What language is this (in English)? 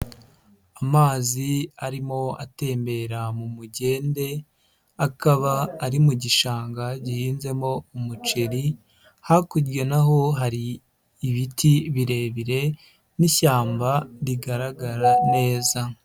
Kinyarwanda